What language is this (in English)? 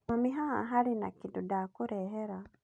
Kikuyu